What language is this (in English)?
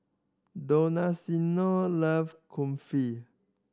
English